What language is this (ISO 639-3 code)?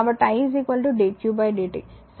tel